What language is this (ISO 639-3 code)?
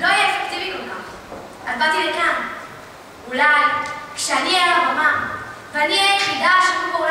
heb